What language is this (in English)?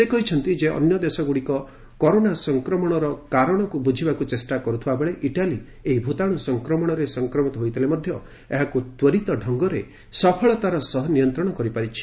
Odia